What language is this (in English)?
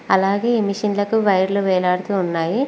Telugu